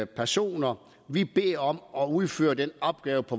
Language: Danish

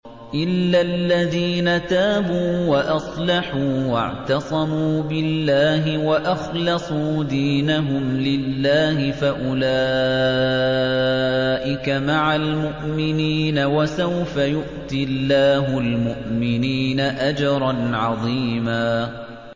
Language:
Arabic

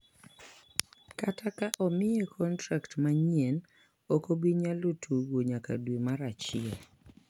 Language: Luo (Kenya and Tanzania)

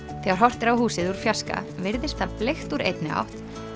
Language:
Icelandic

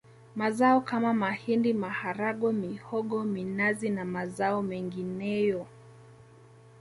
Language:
Swahili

